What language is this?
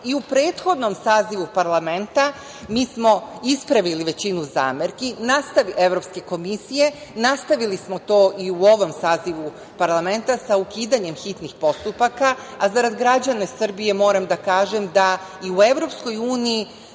Serbian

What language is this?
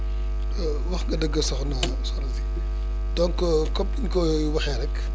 Wolof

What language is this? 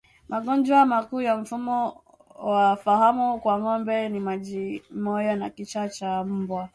Swahili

